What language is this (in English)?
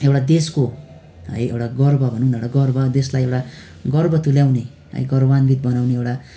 Nepali